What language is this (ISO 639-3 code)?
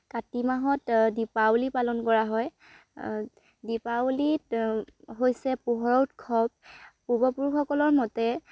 asm